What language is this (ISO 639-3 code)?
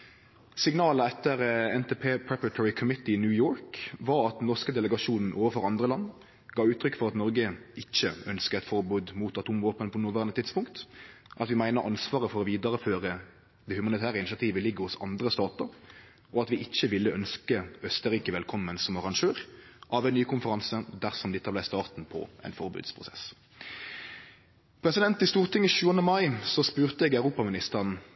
nno